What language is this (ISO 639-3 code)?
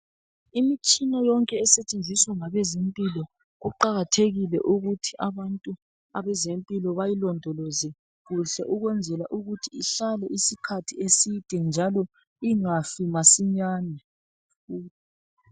nde